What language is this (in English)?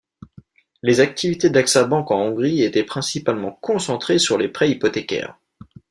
French